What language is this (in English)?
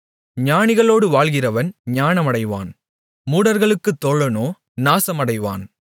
Tamil